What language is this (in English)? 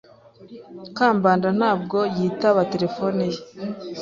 Kinyarwanda